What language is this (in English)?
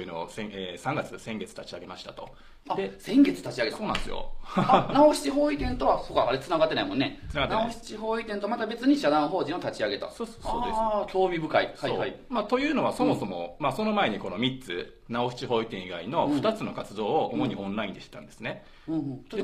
Japanese